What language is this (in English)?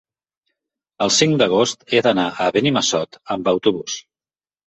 Catalan